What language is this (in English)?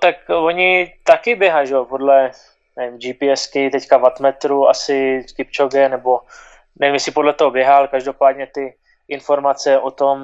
Czech